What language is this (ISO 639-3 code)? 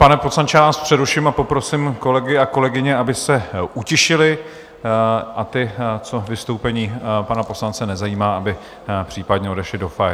ces